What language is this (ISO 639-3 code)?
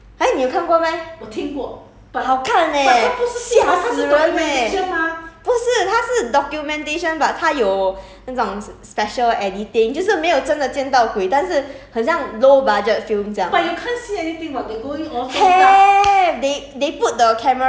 eng